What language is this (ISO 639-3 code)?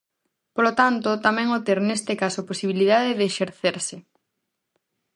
glg